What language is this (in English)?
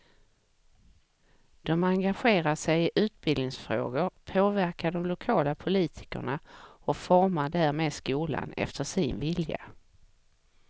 Swedish